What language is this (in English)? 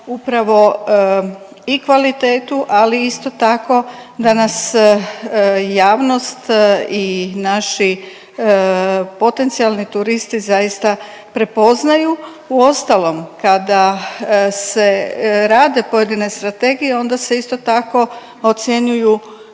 Croatian